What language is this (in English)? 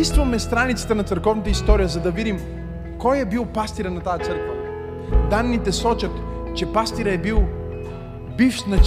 Bulgarian